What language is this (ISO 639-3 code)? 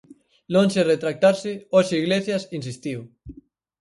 glg